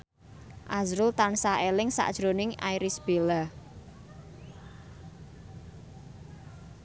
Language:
Javanese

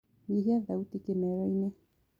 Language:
Kikuyu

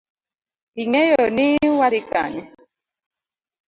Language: Luo (Kenya and Tanzania)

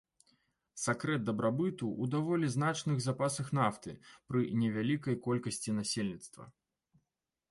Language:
Belarusian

